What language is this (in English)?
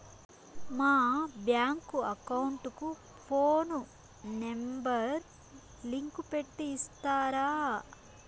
Telugu